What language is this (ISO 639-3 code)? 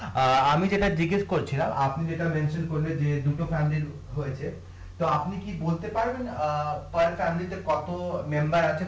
ben